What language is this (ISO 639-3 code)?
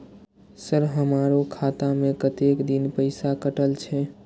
mai